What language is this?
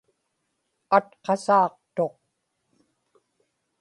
Inupiaq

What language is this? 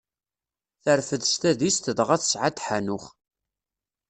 Kabyle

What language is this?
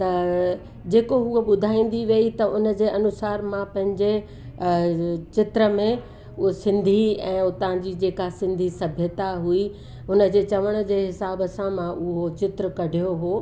Sindhi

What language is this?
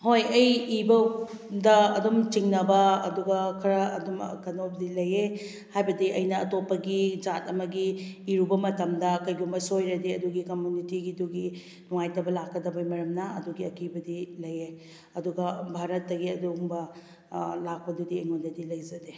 Manipuri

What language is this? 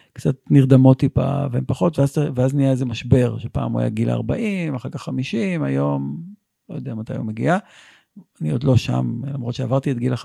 Hebrew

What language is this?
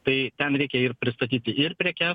Lithuanian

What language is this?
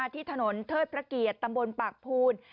Thai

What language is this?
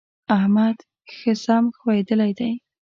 Pashto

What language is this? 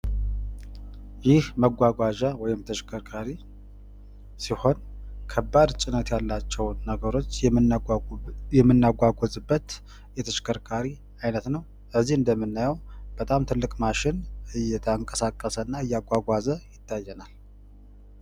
Amharic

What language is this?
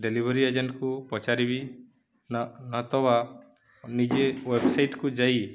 Odia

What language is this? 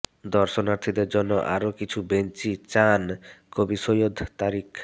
Bangla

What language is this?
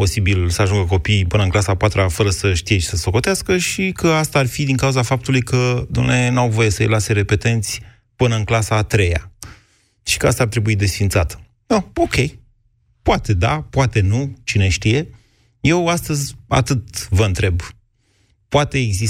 Romanian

